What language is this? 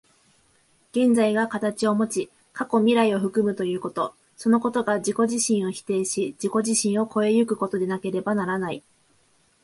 Japanese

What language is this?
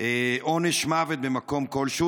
Hebrew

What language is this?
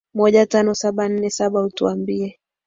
Swahili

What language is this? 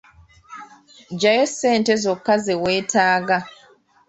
Ganda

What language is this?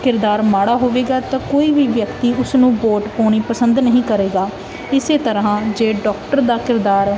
Punjabi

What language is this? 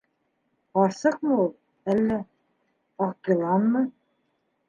Bashkir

